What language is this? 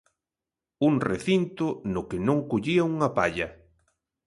Galician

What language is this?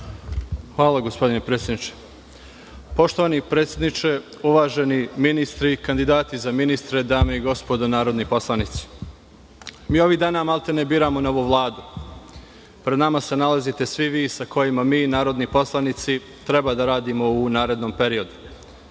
Serbian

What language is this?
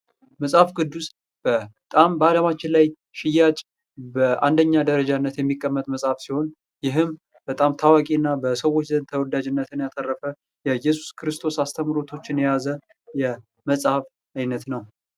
Amharic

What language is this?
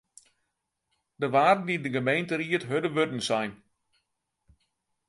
Western Frisian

